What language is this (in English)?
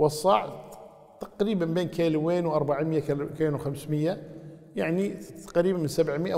Arabic